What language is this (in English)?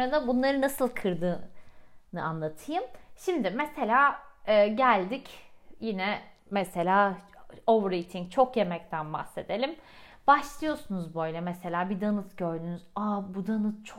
Turkish